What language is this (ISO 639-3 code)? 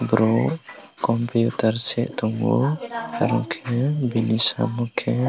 trp